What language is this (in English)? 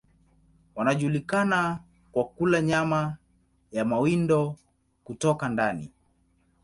Swahili